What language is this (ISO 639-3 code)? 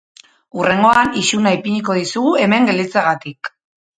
eus